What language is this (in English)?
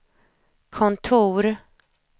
Swedish